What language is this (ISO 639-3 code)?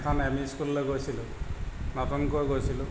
asm